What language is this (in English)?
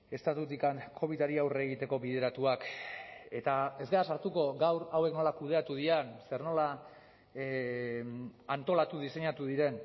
Basque